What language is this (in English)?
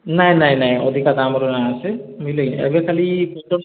Odia